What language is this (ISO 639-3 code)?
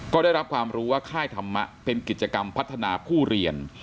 tha